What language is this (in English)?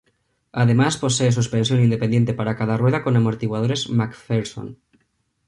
Spanish